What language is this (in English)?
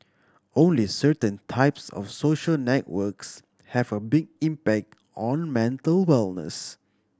English